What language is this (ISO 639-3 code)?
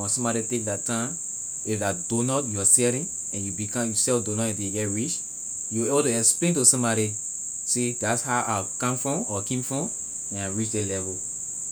lir